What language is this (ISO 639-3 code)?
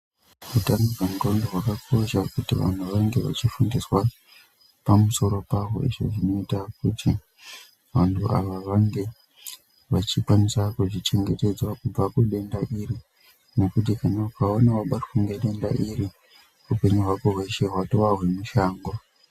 ndc